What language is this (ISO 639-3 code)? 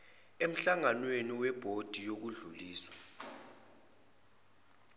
zul